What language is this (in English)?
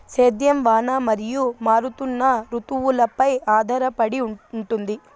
Telugu